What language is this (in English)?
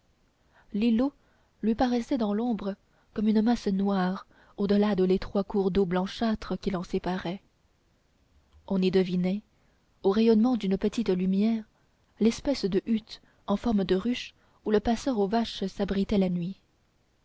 French